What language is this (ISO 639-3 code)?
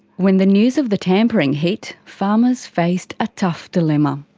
eng